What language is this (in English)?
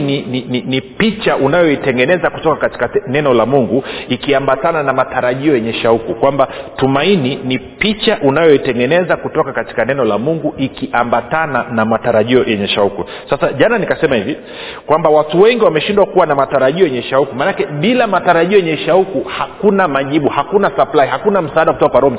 Swahili